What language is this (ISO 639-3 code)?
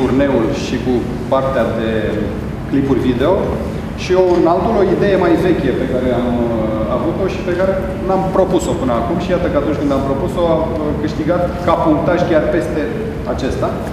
ron